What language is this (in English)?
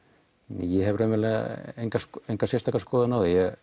Icelandic